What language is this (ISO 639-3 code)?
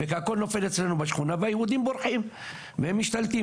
heb